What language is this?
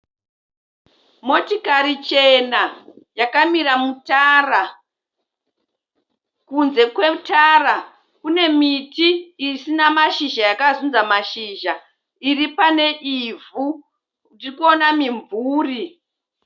Shona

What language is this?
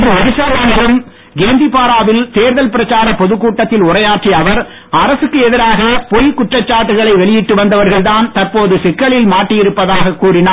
Tamil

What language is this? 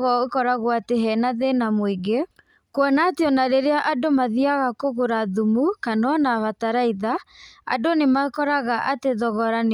Kikuyu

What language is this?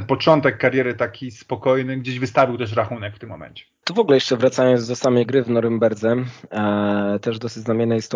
Polish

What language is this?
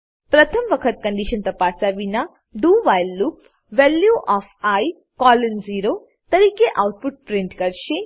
Gujarati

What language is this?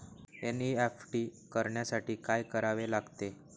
Marathi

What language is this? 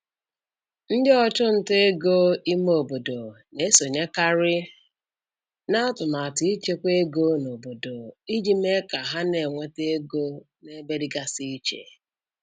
Igbo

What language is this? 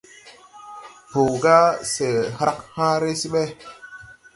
Tupuri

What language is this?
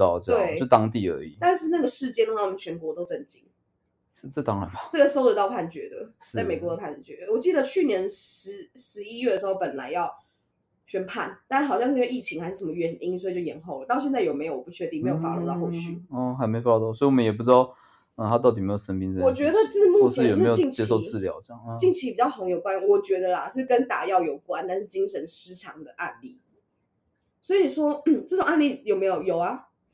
Chinese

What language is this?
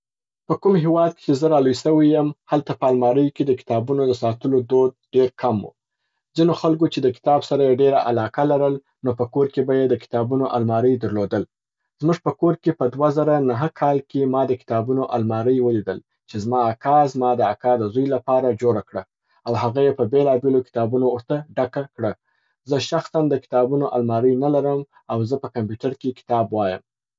Southern Pashto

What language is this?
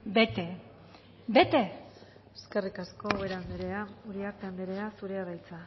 Basque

